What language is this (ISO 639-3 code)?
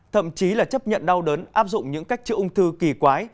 vie